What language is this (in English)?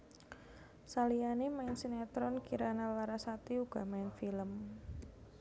Javanese